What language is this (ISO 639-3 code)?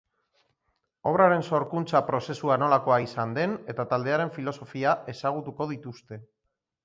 eus